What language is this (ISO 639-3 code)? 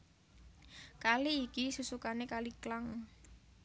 jav